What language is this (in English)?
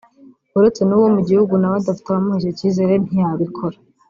Kinyarwanda